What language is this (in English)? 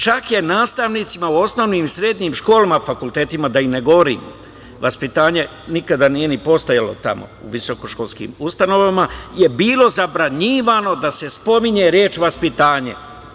Serbian